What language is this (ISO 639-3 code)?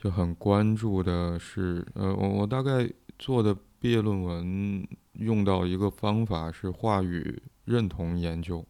zho